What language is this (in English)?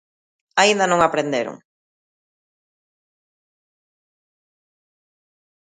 Galician